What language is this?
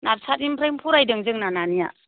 Bodo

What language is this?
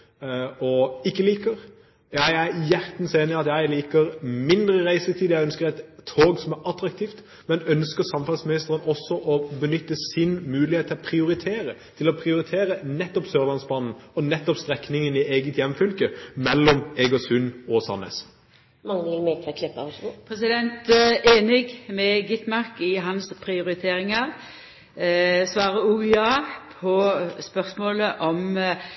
Norwegian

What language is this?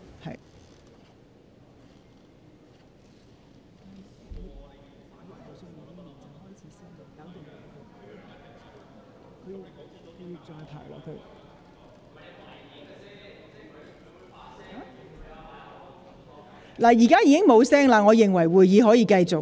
Cantonese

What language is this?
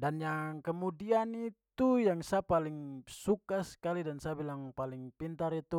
Papuan Malay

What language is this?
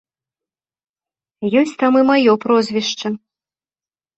Belarusian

